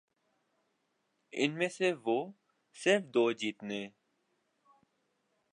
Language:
Urdu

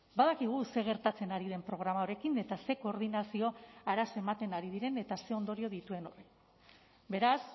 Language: Basque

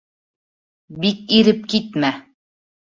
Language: Bashkir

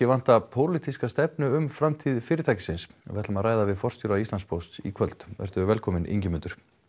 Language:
Icelandic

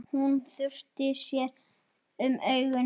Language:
Icelandic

